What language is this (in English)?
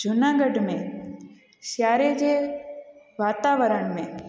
Sindhi